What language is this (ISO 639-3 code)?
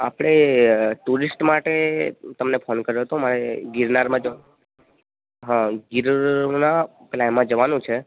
guj